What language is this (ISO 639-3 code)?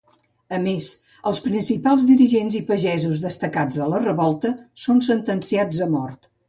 cat